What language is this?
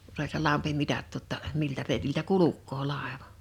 Finnish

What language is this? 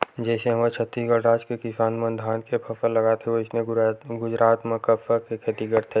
Chhattisgarhi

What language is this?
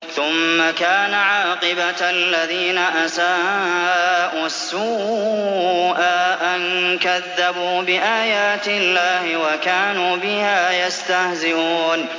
Arabic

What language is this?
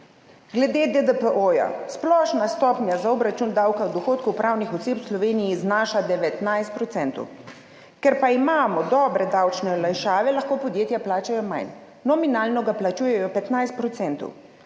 Slovenian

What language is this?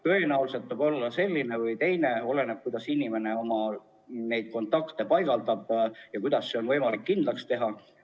Estonian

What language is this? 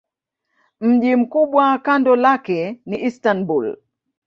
Swahili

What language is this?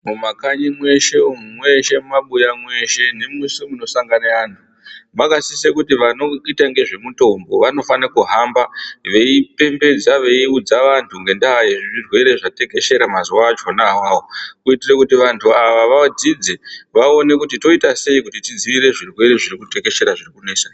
Ndau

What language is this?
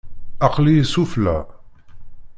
Kabyle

